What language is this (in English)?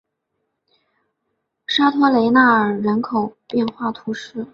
Chinese